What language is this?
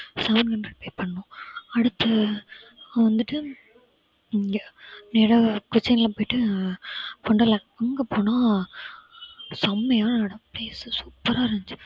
Tamil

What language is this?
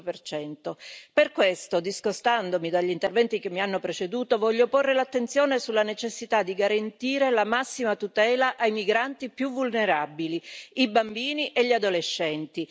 Italian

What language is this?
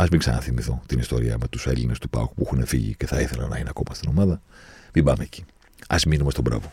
Greek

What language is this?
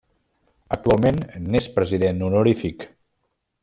Catalan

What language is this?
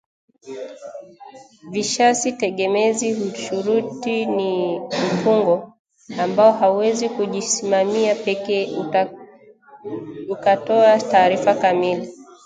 Swahili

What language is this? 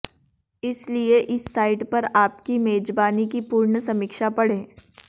Hindi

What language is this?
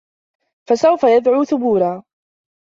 Arabic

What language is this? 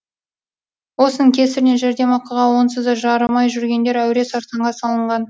Kazakh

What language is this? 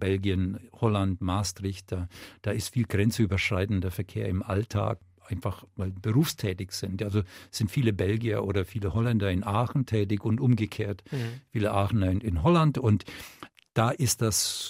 German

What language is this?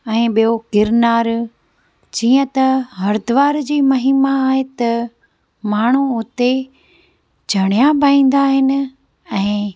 Sindhi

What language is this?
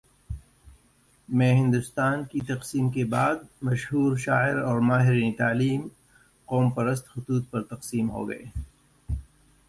Urdu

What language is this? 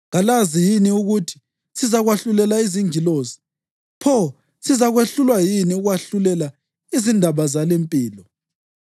North Ndebele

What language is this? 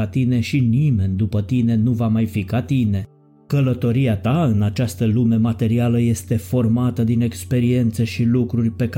Romanian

